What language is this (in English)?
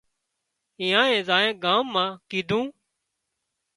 Wadiyara Koli